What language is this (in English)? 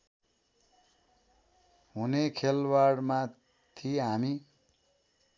Nepali